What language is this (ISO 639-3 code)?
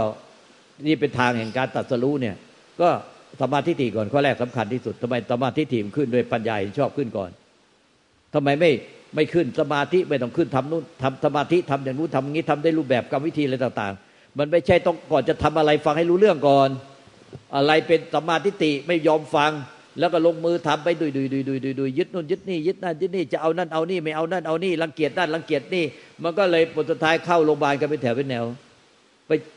tha